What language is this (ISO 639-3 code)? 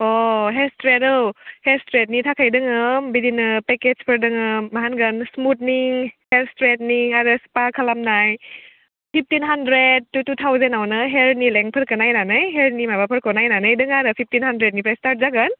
brx